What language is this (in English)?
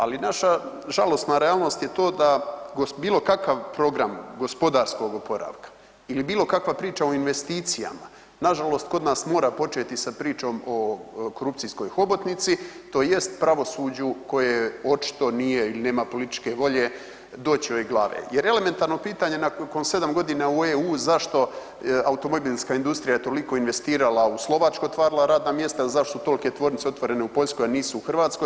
Croatian